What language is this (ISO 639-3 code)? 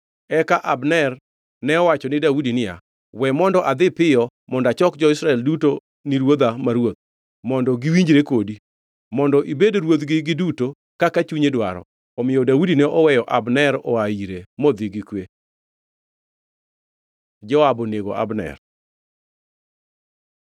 luo